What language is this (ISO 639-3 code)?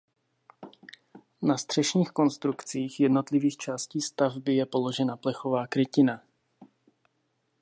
ces